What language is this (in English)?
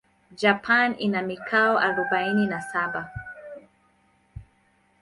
Swahili